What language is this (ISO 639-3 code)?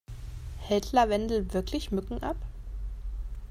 deu